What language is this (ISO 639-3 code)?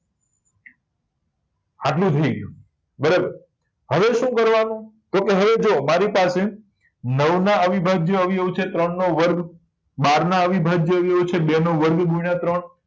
guj